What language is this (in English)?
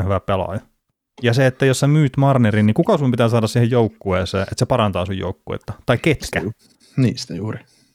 Finnish